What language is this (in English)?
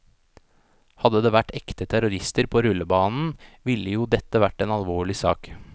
Norwegian